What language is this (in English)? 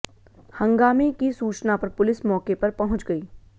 Hindi